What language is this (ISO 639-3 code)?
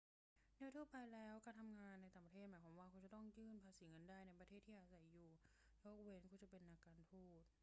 tha